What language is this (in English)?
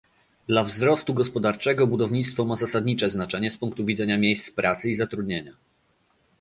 Polish